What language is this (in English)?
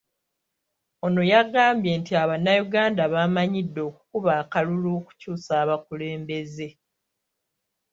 Ganda